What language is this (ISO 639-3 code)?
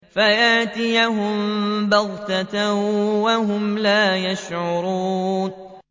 ara